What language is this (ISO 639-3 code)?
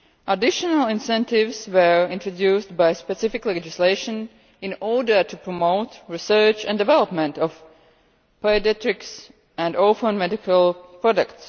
eng